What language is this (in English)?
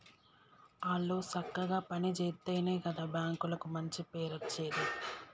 Telugu